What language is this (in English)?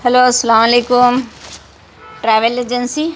Urdu